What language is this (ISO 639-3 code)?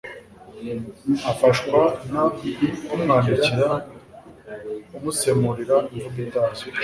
kin